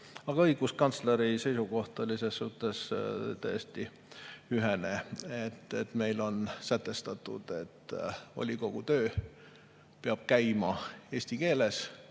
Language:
Estonian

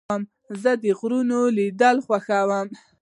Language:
Pashto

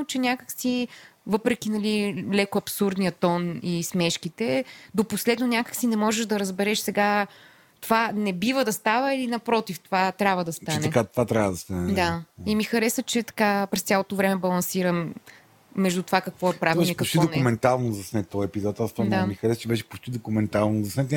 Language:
Bulgarian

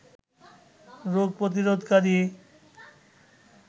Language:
Bangla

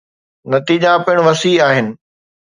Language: Sindhi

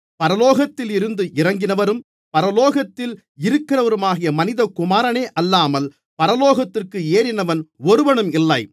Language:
Tamil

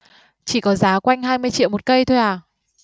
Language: Vietnamese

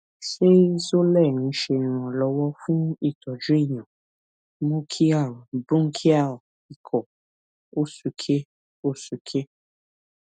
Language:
Yoruba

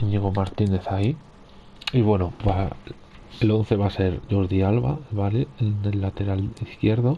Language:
Spanish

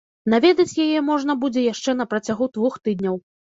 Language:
Belarusian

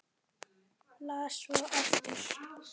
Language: Icelandic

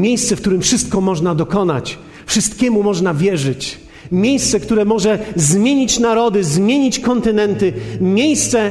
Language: Polish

